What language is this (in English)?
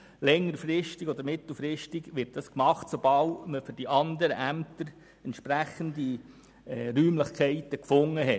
Swiss German